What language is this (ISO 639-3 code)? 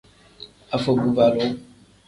kdh